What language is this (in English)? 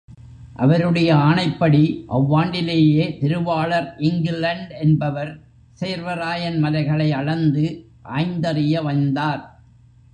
Tamil